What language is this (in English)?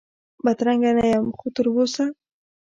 Pashto